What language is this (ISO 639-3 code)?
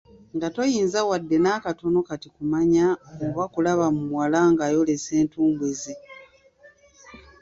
lug